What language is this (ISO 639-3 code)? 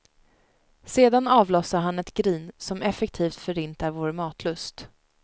swe